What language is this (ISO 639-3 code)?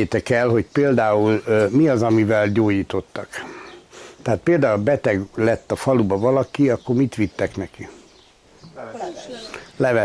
hun